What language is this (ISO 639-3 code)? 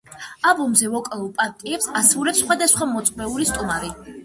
kat